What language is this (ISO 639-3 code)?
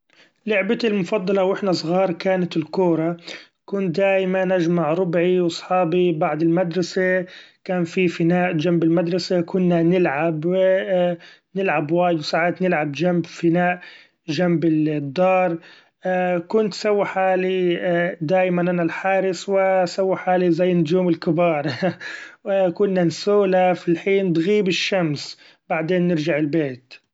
afb